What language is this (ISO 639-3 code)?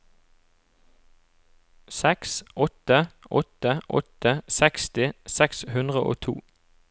nor